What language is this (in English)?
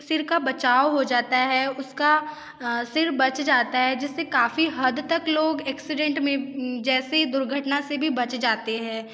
Hindi